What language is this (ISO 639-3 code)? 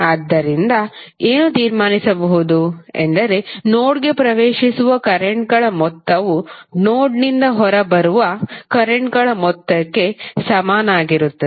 kan